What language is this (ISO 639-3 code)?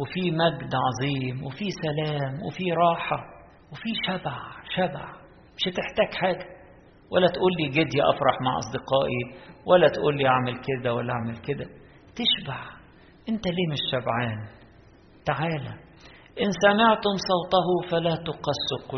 ara